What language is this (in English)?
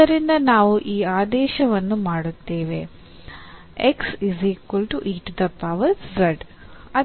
Kannada